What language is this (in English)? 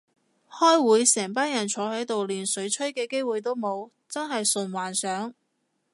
Cantonese